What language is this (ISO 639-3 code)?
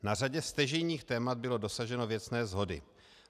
ces